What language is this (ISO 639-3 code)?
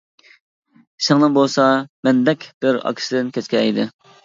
uig